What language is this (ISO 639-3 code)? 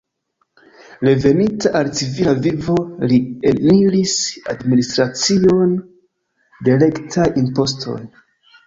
epo